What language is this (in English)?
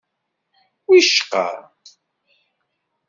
Kabyle